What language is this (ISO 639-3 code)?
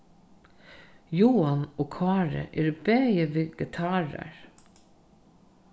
fao